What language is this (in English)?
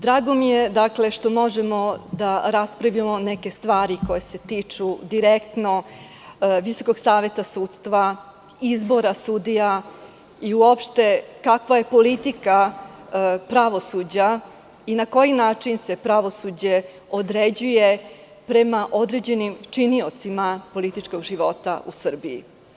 Serbian